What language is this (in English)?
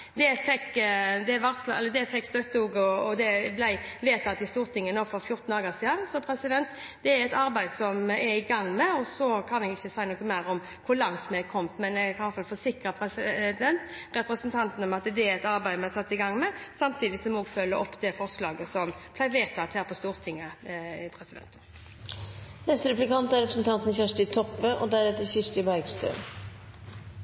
Norwegian Bokmål